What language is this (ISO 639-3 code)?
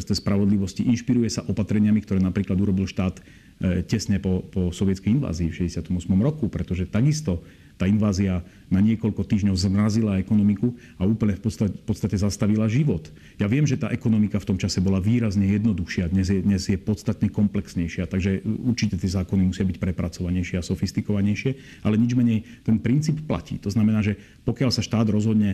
slk